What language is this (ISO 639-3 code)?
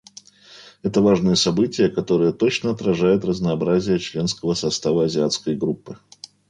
rus